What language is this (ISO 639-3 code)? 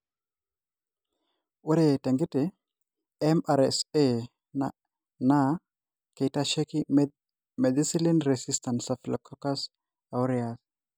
mas